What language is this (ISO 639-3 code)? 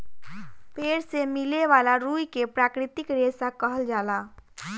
bho